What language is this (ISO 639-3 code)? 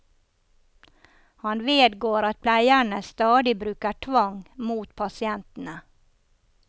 nor